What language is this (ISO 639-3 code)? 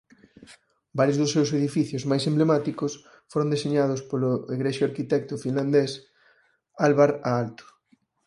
glg